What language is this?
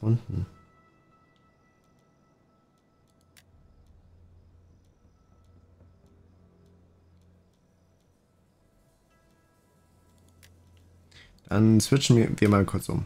German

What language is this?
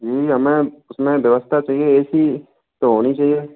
Hindi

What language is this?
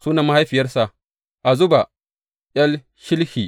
Hausa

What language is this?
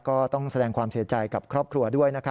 Thai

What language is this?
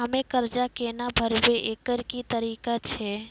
Maithili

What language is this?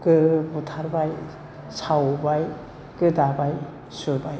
Bodo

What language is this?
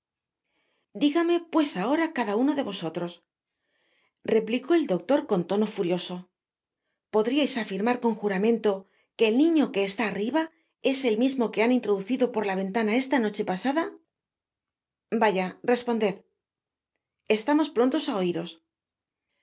Spanish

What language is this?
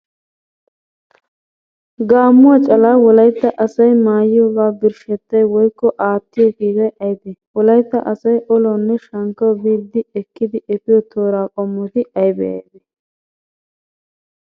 Wolaytta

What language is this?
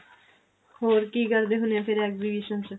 Punjabi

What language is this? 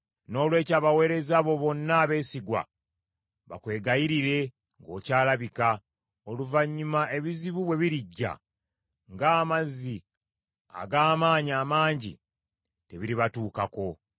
Ganda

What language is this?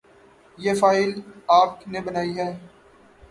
Urdu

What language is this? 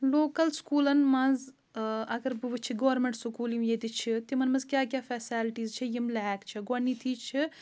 Kashmiri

